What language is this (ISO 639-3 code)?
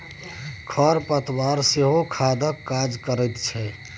mai